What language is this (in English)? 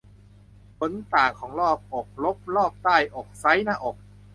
Thai